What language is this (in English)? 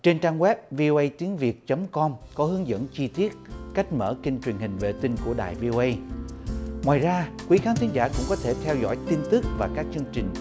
Vietnamese